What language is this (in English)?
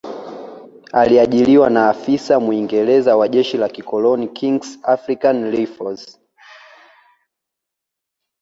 Swahili